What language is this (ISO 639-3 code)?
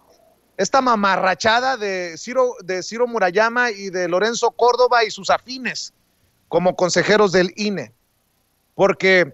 spa